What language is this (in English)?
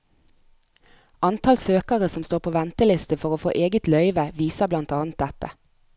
Norwegian